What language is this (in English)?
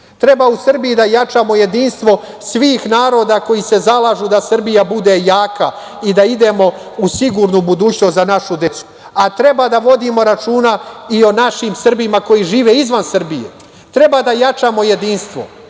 Serbian